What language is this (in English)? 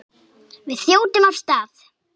Icelandic